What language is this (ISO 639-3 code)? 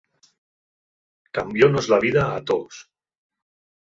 ast